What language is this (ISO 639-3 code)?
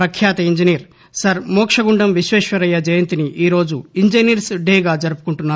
tel